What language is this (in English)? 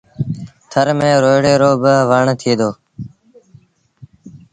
Sindhi Bhil